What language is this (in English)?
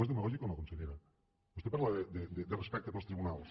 Catalan